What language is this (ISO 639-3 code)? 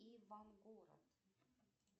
rus